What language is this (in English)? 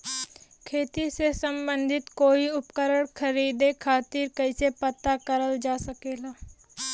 Bhojpuri